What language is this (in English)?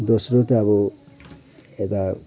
Nepali